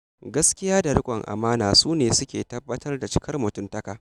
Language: Hausa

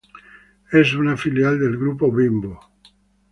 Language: Spanish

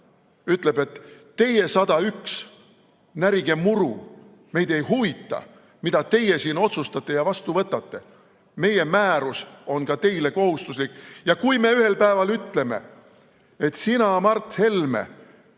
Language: Estonian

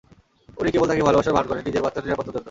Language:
Bangla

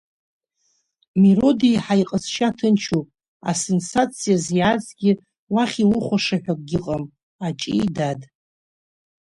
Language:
Abkhazian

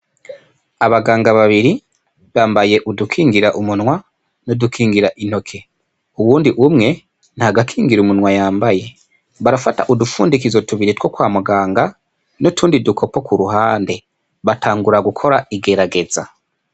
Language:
Rundi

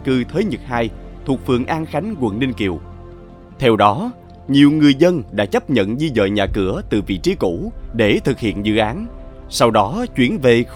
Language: Vietnamese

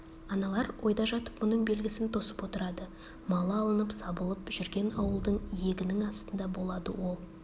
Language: Kazakh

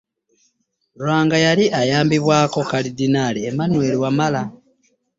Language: Ganda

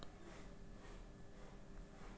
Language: Kannada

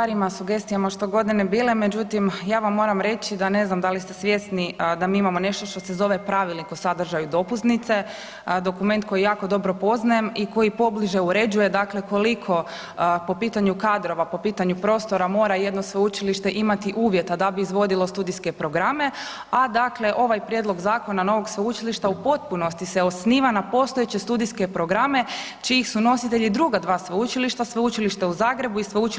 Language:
Croatian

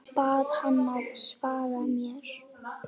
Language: Icelandic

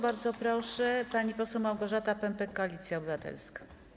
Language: Polish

